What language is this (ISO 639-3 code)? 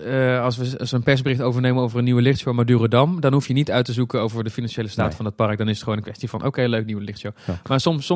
nld